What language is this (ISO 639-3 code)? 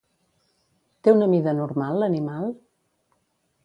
cat